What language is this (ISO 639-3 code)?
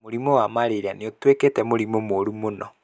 kik